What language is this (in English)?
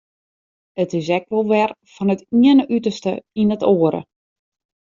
Western Frisian